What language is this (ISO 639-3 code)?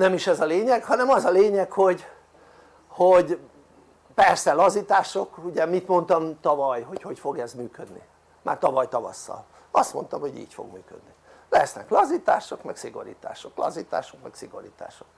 hun